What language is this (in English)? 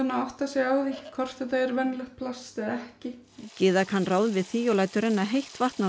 Icelandic